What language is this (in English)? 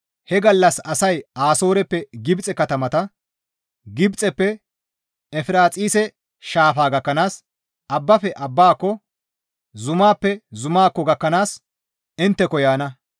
Gamo